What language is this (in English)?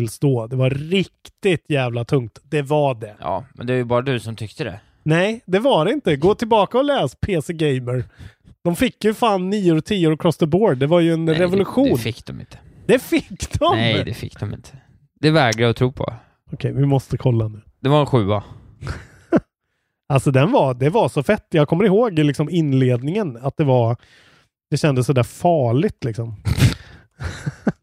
Swedish